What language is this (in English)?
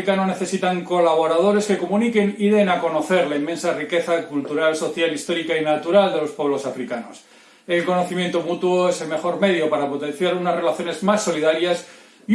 Spanish